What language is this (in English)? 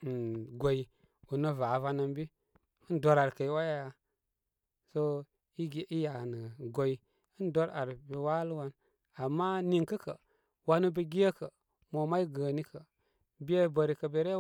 Koma